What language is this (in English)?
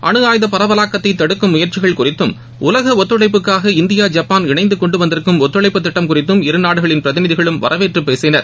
Tamil